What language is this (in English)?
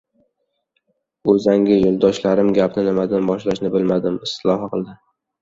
Uzbek